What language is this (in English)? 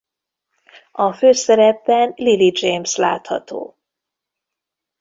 Hungarian